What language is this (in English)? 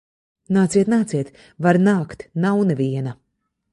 Latvian